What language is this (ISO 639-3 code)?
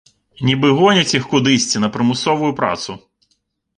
bel